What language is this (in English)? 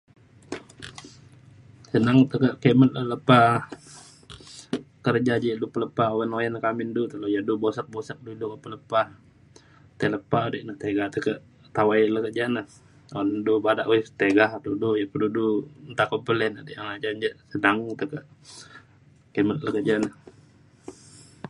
Mainstream Kenyah